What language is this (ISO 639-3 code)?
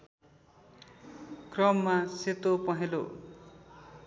nep